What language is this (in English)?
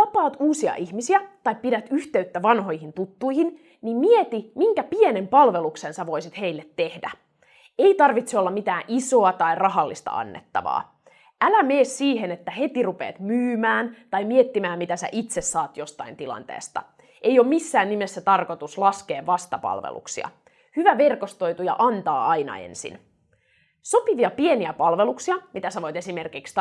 Finnish